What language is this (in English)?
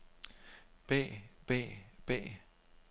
Danish